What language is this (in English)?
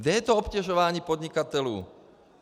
Czech